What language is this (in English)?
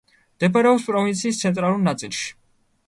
Georgian